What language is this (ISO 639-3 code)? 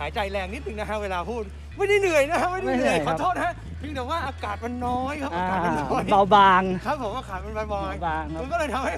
tha